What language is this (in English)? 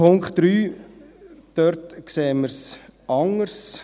Swiss German